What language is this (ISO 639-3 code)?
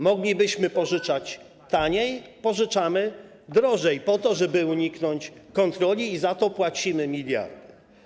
pol